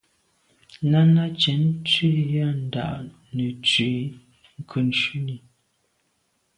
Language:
Medumba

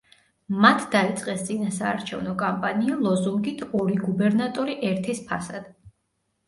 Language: Georgian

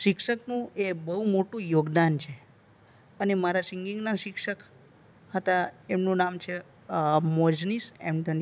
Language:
Gujarati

